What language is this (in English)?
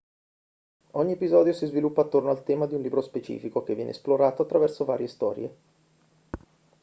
Italian